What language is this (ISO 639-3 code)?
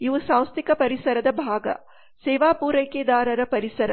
kan